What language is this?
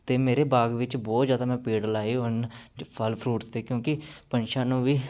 Punjabi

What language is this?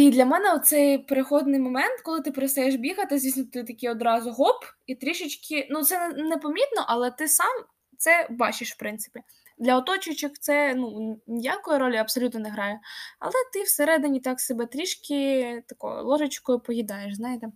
Ukrainian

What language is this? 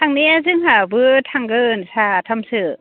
Bodo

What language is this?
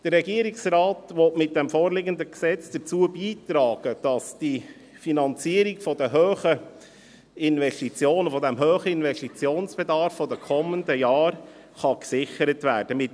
Swiss German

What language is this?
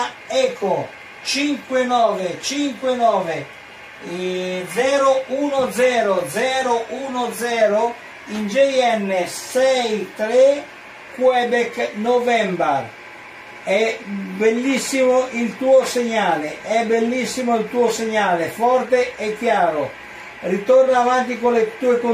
Italian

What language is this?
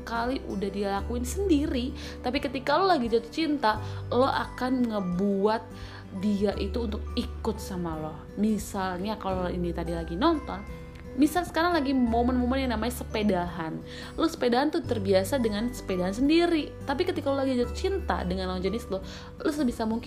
Indonesian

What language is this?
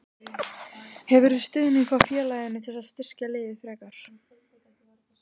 Icelandic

